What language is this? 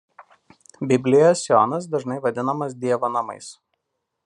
Lithuanian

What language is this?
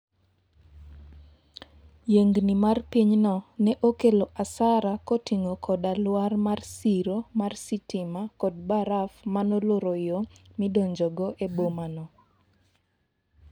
Luo (Kenya and Tanzania)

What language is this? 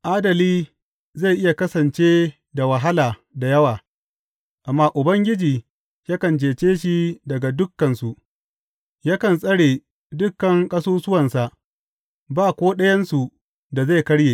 Hausa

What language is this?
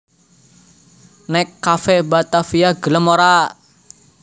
Javanese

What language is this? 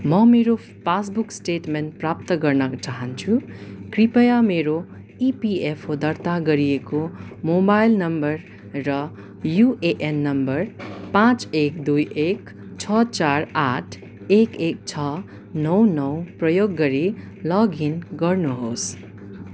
Nepali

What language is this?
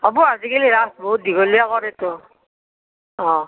Assamese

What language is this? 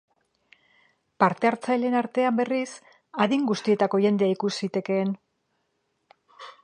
Basque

